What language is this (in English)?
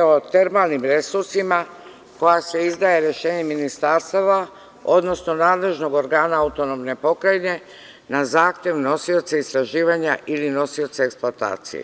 Serbian